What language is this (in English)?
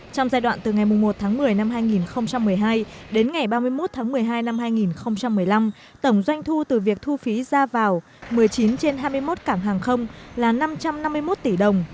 Vietnamese